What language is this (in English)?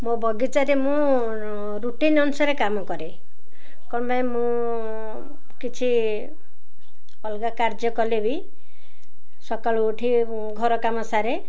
Odia